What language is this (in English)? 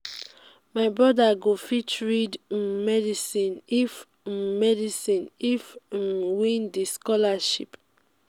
Nigerian Pidgin